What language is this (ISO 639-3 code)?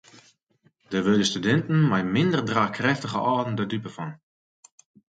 fry